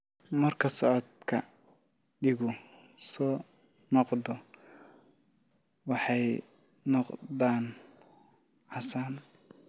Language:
Somali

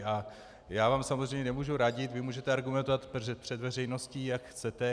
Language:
Czech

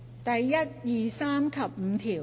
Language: Cantonese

